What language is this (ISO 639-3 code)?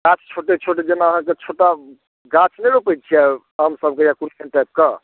mai